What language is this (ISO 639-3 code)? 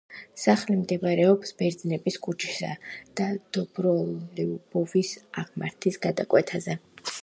kat